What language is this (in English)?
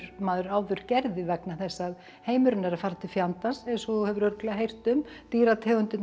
Icelandic